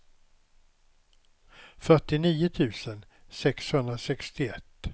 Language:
Swedish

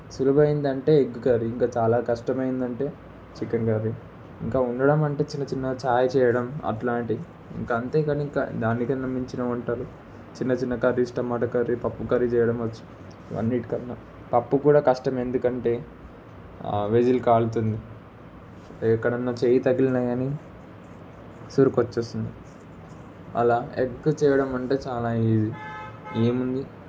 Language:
Telugu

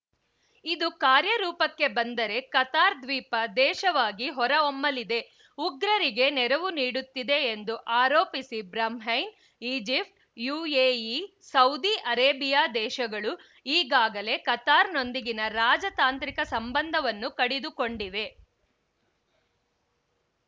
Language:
Kannada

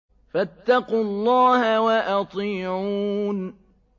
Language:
Arabic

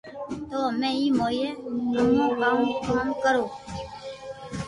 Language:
Loarki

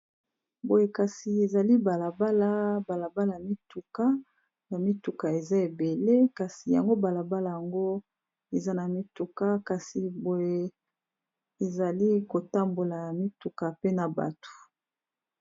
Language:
Lingala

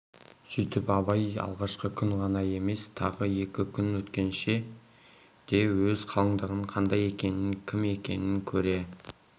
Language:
Kazakh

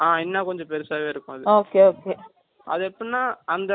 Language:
Tamil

